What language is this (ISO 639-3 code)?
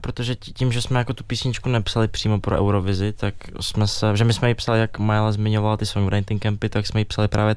ces